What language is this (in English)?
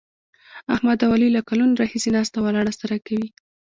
Pashto